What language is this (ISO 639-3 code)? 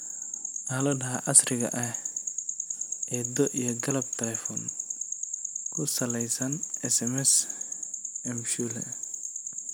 som